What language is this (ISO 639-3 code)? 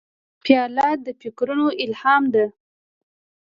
pus